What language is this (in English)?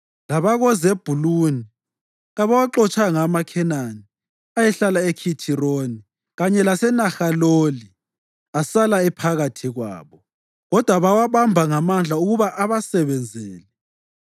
North Ndebele